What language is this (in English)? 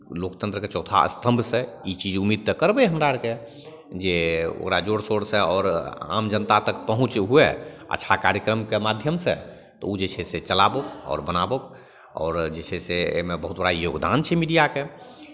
Maithili